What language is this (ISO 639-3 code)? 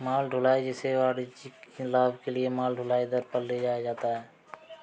hin